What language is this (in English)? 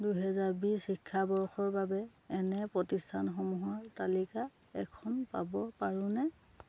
Assamese